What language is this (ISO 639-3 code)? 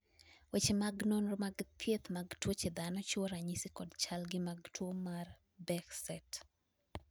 luo